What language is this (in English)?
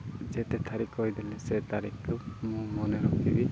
Odia